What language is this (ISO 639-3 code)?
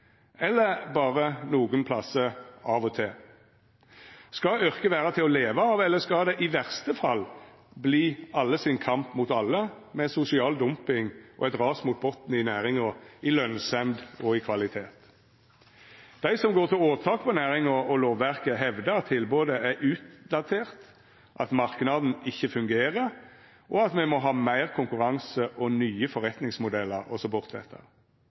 nno